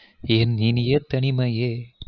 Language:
Tamil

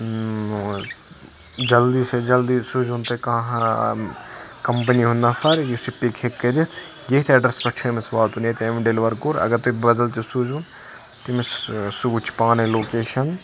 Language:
Kashmiri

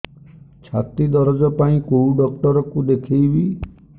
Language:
Odia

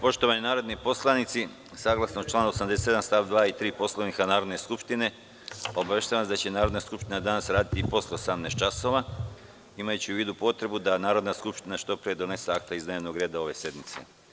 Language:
Serbian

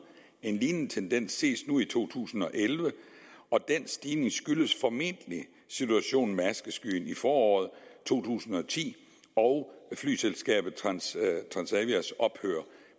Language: Danish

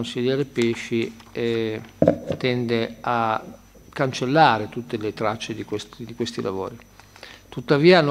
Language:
Italian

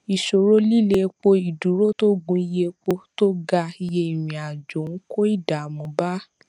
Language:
Yoruba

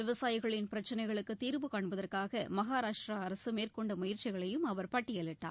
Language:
Tamil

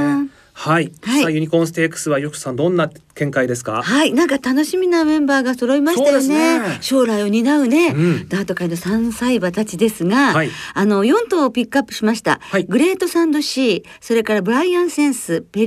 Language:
Japanese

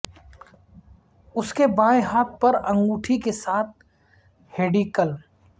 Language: Urdu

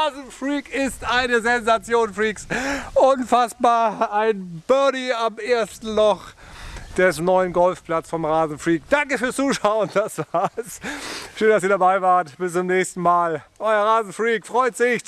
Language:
German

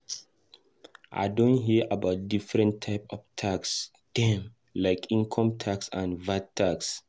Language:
Nigerian Pidgin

